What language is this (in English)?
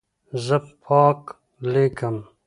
Pashto